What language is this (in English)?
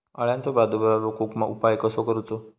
Marathi